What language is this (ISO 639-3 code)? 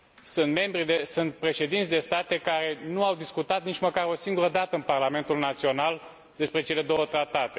ron